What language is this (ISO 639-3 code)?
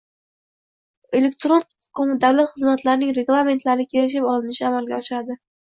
uzb